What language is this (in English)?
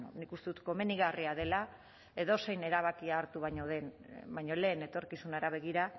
Basque